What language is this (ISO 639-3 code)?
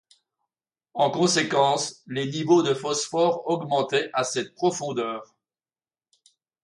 fra